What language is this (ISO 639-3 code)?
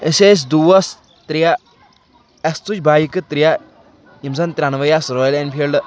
kas